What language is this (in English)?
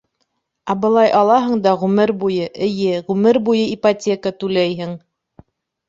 Bashkir